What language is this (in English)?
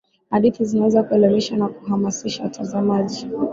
Swahili